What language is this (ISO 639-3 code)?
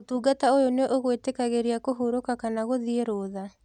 kik